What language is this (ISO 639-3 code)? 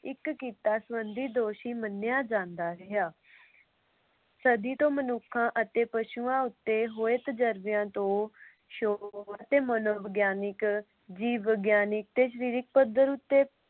pan